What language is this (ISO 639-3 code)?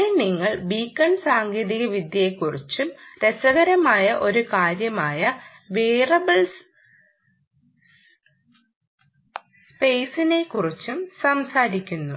mal